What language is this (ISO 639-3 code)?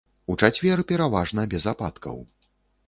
bel